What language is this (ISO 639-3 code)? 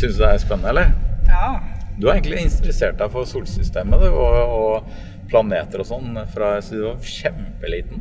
nor